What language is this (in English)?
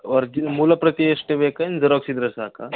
Kannada